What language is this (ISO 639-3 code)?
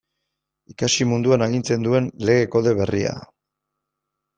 eus